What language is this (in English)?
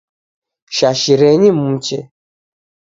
Taita